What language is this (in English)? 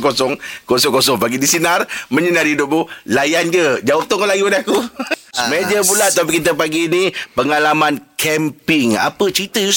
Malay